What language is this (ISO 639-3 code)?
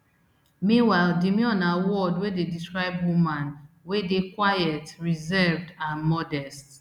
pcm